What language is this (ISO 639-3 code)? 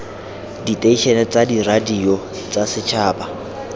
tsn